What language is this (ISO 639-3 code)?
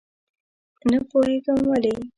pus